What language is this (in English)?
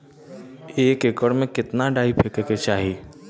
Bhojpuri